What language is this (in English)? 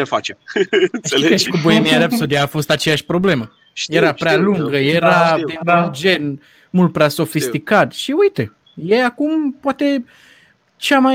Romanian